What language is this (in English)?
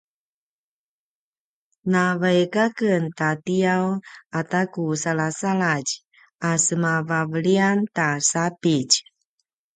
Paiwan